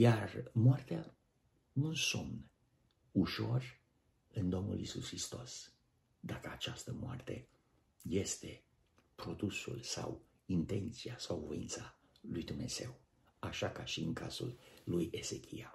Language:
Romanian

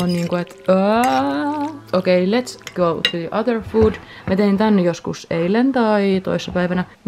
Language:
Finnish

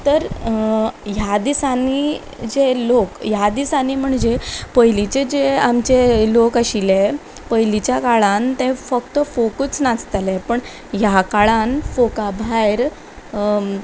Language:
Konkani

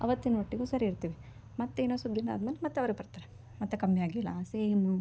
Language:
Kannada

